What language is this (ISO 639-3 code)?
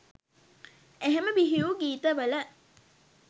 sin